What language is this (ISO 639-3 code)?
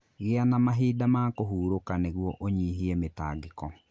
kik